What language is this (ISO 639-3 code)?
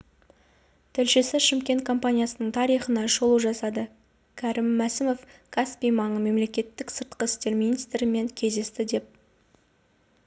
kaz